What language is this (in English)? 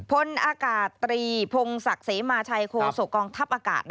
Thai